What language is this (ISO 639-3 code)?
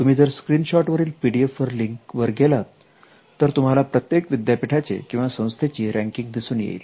mar